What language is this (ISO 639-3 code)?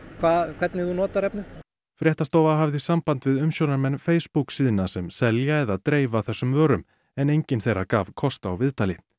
isl